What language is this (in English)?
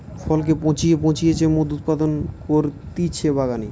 Bangla